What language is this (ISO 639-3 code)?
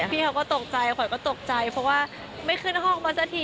tha